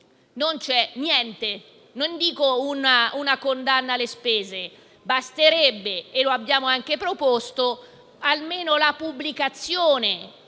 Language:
Italian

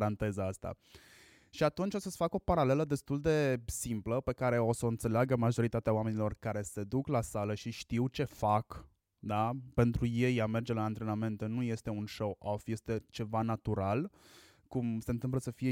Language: Romanian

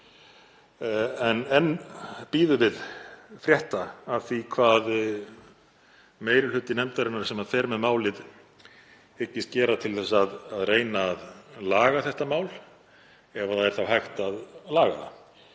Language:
Icelandic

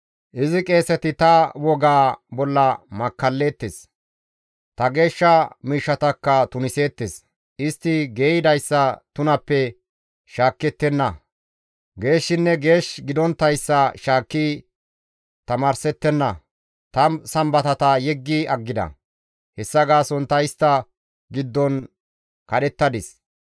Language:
Gamo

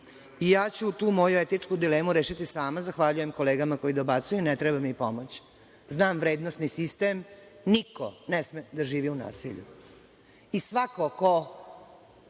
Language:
Serbian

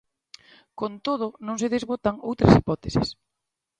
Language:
Galician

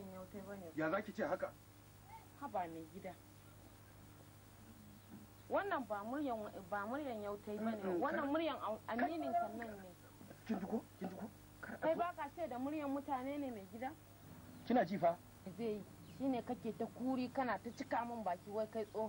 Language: Arabic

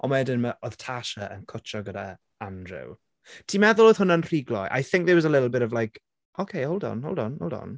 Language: Welsh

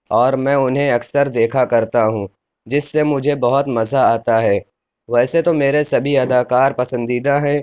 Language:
Urdu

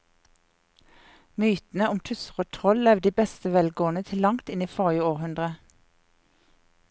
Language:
Norwegian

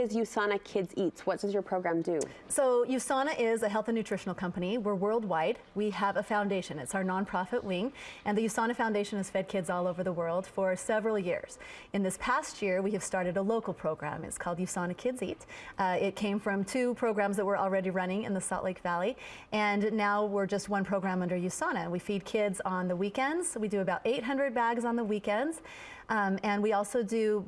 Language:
English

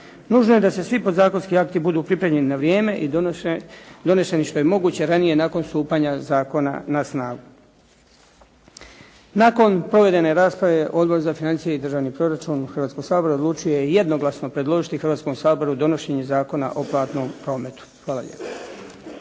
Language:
Croatian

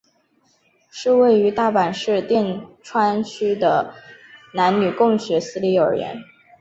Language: Chinese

